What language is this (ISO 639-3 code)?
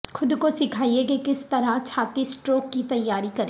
urd